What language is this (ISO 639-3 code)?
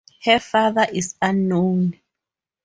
eng